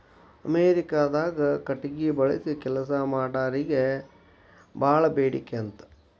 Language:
Kannada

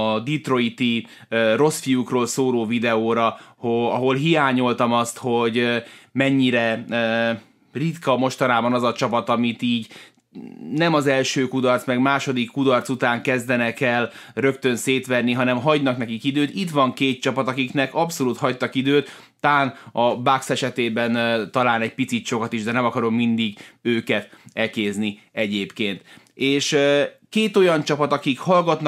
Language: Hungarian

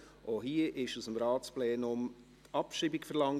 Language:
Swiss German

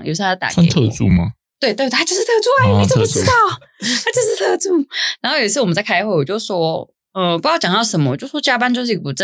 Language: Chinese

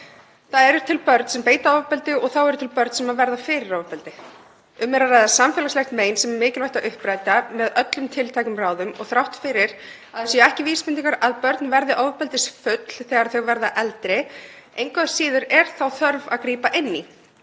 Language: Icelandic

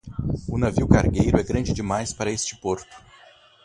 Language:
Portuguese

